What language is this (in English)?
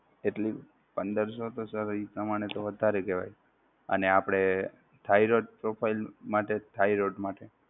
Gujarati